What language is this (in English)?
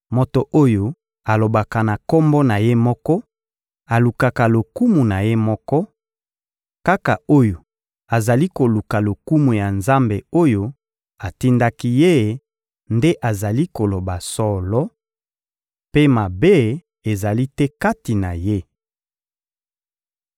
Lingala